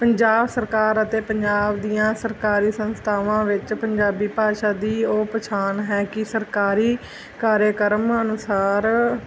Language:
Punjabi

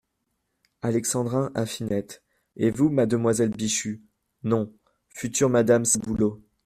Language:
French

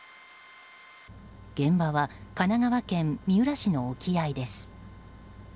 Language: Japanese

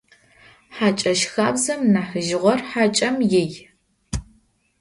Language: Adyghe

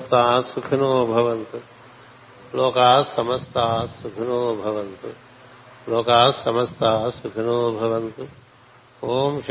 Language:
Telugu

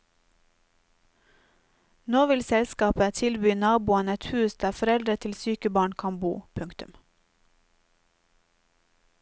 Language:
Norwegian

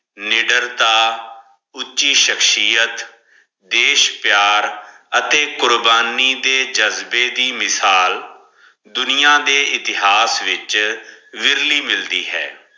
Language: Punjabi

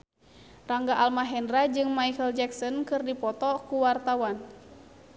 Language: Sundanese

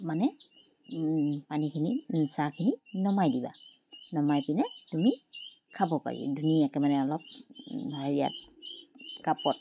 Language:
Assamese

